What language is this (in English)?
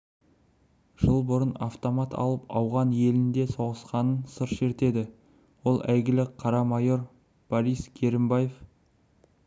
Kazakh